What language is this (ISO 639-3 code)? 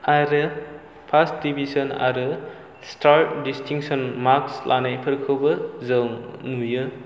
brx